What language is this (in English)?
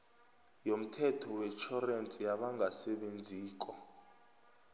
South Ndebele